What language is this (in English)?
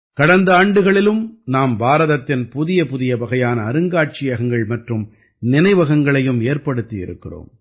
Tamil